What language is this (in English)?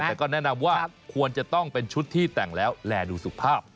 Thai